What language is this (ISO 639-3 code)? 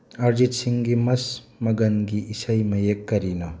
mni